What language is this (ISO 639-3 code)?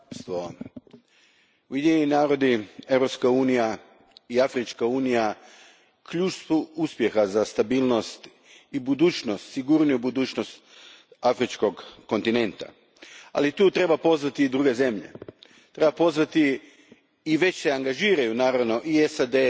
hrv